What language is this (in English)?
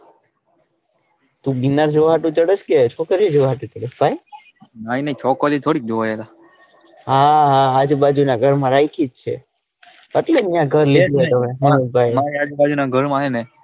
Gujarati